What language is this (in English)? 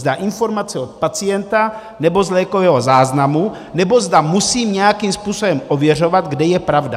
Czech